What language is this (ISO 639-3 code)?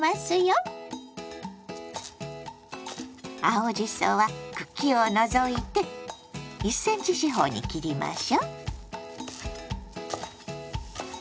jpn